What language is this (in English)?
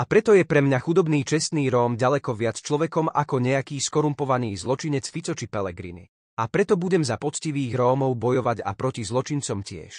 Slovak